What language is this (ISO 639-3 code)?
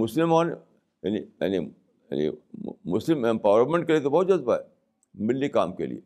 urd